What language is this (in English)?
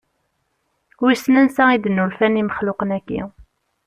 Kabyle